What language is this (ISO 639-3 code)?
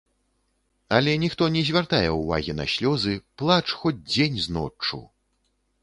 bel